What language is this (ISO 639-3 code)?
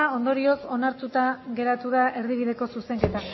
eus